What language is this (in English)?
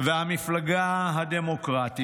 Hebrew